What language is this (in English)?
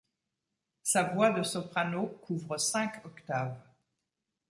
French